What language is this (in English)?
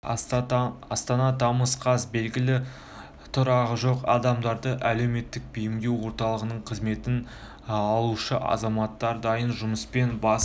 Kazakh